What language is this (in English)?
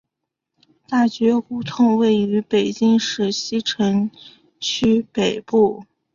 Chinese